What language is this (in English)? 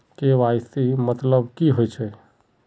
Magahi